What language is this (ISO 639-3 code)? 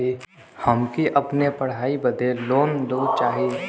bho